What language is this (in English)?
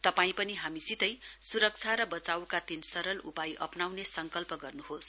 Nepali